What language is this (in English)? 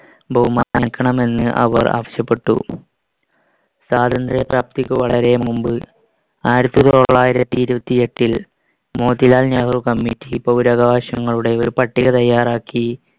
Malayalam